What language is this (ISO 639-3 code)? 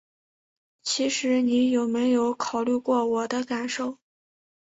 zho